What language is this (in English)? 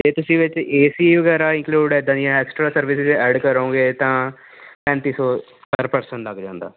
Punjabi